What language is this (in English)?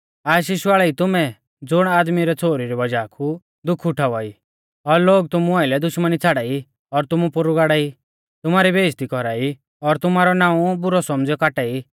Mahasu Pahari